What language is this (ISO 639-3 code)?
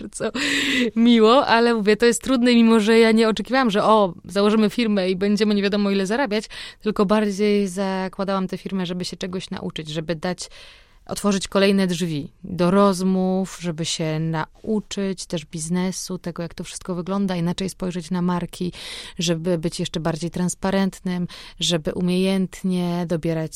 pol